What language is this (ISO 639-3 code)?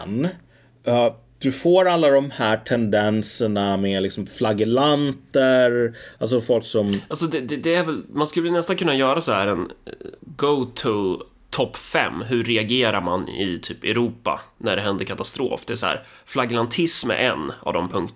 swe